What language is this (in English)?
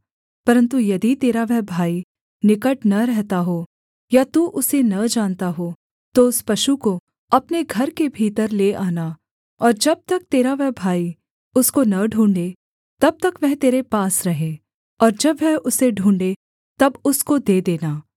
Hindi